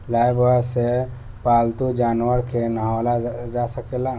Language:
Bhojpuri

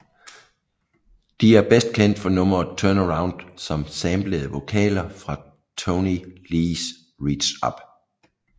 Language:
Danish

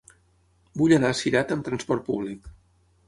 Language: Catalan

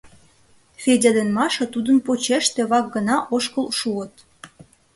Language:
Mari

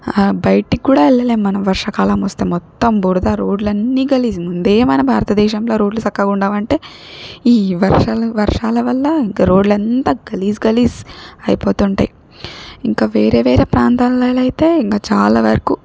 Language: Telugu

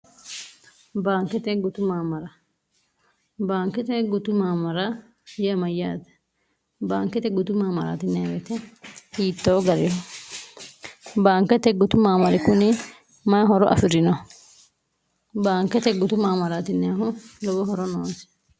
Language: Sidamo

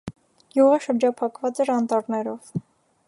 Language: Armenian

